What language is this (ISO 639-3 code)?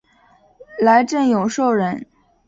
zho